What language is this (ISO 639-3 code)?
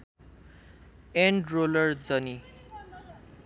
nep